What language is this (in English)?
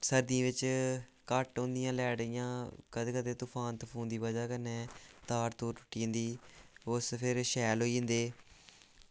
Dogri